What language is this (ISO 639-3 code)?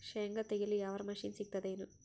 kan